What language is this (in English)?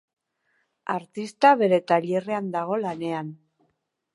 Basque